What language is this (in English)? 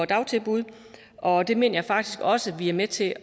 Danish